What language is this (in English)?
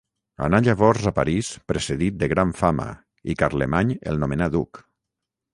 Catalan